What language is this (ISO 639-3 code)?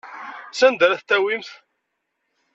kab